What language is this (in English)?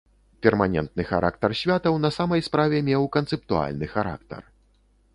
Belarusian